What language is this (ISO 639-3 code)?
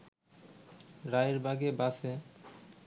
ben